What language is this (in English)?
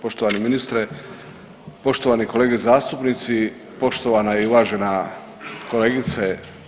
Croatian